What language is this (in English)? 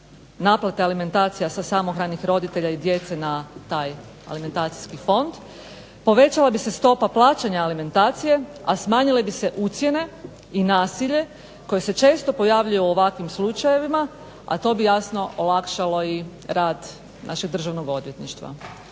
Croatian